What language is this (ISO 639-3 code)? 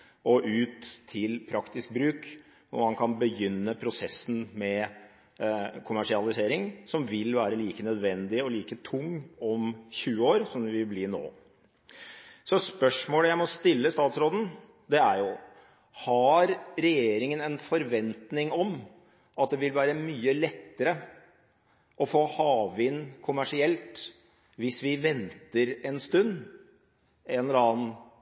nob